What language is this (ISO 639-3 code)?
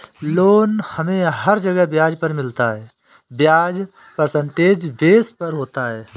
hin